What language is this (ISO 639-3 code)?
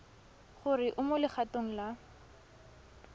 tsn